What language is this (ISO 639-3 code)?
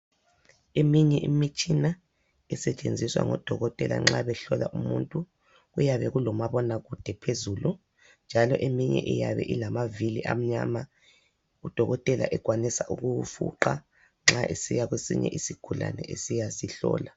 nde